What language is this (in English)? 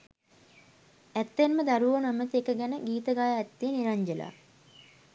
Sinhala